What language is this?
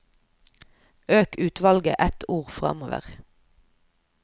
Norwegian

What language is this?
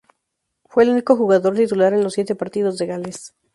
Spanish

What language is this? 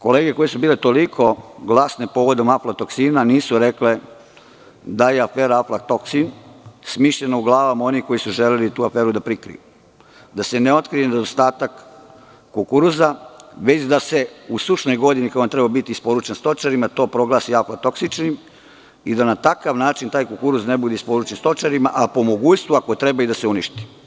Serbian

